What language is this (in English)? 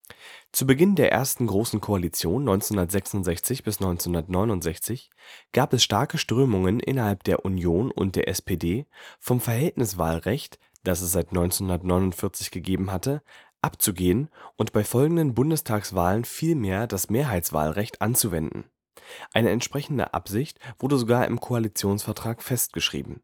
German